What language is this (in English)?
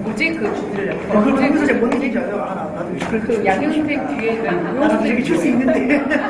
Korean